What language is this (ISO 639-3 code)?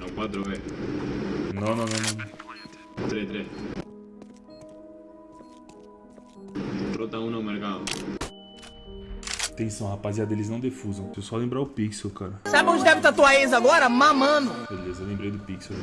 por